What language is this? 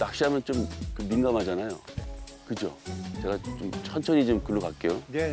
Korean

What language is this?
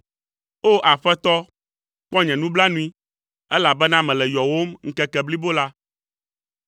Ewe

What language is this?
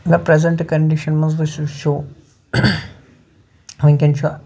Kashmiri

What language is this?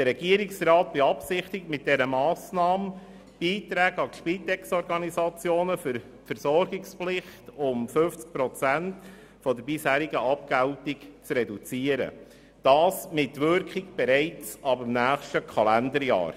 Swiss German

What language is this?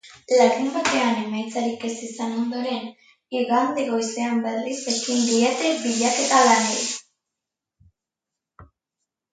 Basque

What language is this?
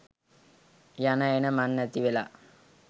Sinhala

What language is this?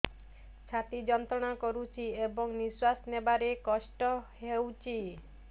Odia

